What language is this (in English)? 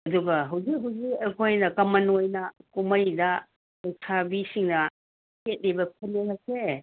Manipuri